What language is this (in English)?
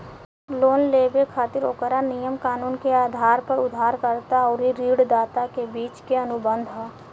Bhojpuri